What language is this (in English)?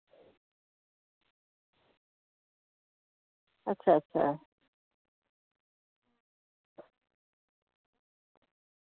Dogri